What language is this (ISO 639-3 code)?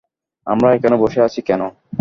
ben